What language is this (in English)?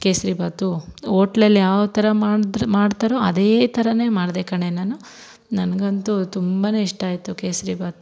Kannada